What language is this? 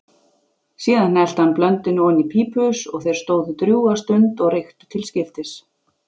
Icelandic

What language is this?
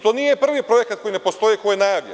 Serbian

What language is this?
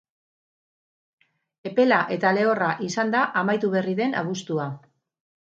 Basque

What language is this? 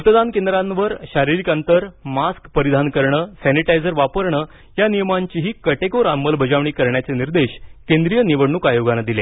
Marathi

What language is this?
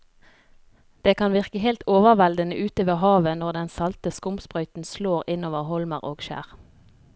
Norwegian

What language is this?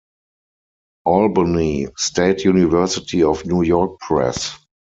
English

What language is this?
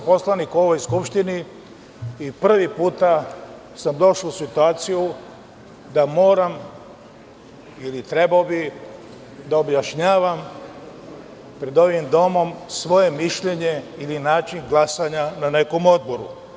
Serbian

